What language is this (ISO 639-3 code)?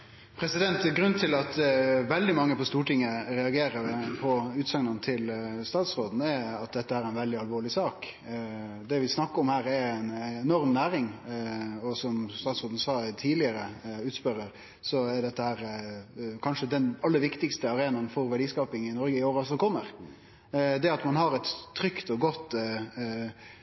nor